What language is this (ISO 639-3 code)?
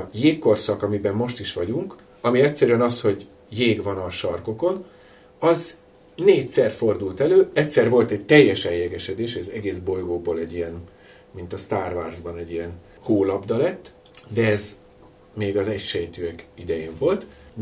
hun